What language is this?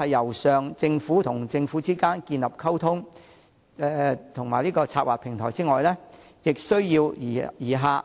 Cantonese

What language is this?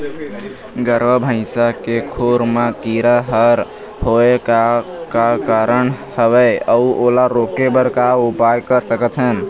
Chhattisgarhi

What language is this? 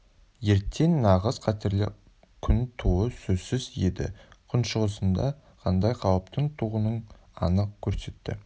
Kazakh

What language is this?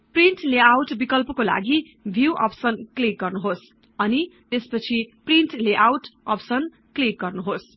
Nepali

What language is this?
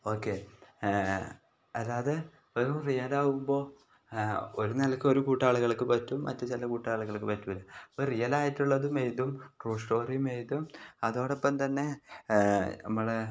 Malayalam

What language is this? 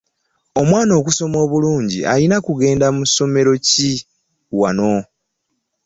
Ganda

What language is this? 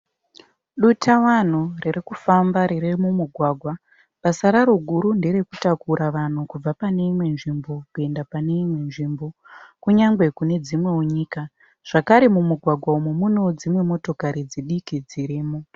Shona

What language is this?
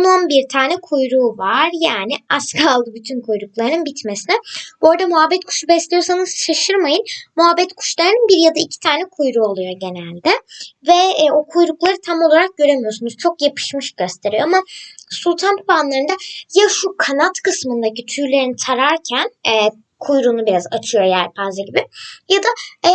Turkish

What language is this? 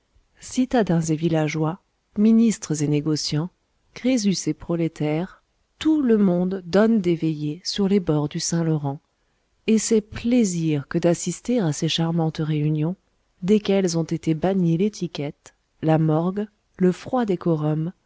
French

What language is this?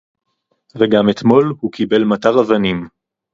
Hebrew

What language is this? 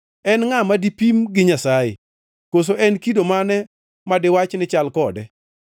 Luo (Kenya and Tanzania)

